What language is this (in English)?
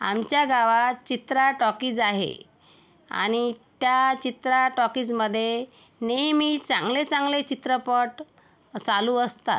Marathi